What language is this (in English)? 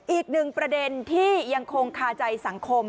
Thai